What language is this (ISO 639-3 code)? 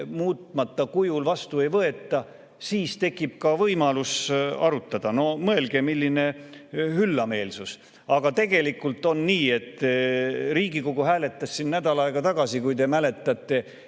est